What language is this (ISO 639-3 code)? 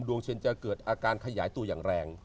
tha